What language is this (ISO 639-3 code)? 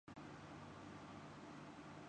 urd